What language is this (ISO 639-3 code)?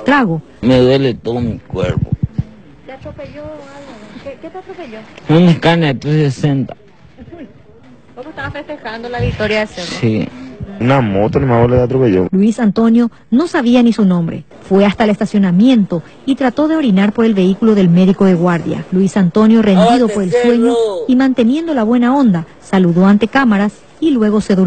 spa